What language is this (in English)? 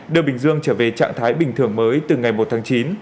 Vietnamese